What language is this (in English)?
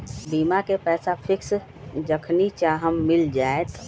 Magahi